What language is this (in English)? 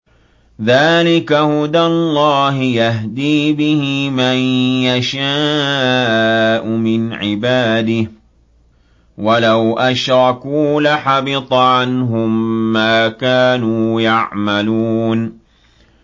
Arabic